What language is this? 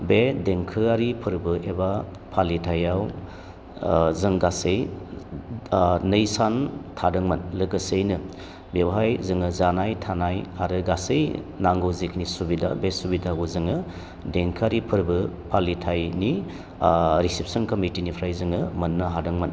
Bodo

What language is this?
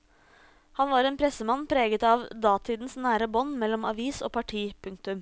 Norwegian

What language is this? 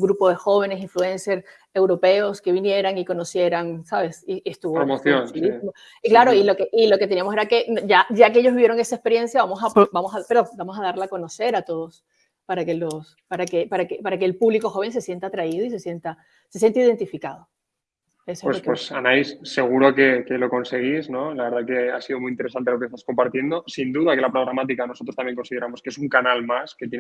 Spanish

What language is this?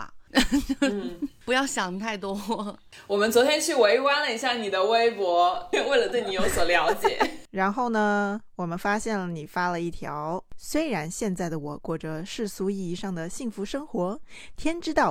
Chinese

